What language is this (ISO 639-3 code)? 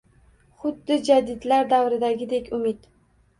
uzb